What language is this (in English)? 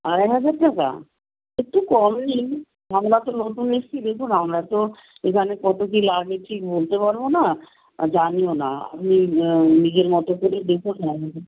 Bangla